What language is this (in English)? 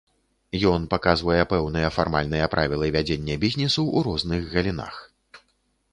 Belarusian